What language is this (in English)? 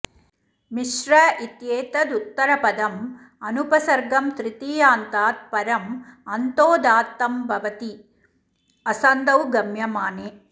Sanskrit